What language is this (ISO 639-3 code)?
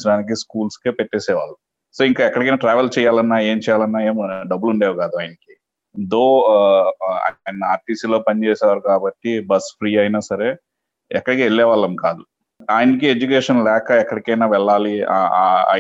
tel